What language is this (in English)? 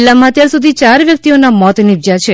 Gujarati